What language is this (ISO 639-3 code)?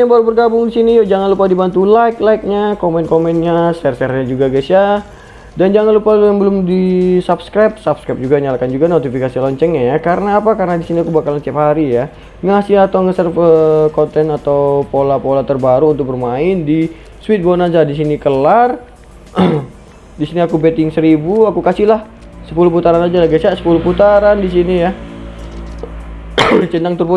ind